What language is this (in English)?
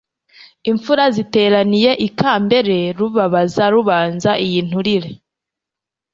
Kinyarwanda